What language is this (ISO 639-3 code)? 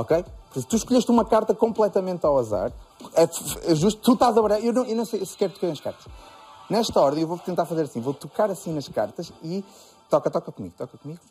por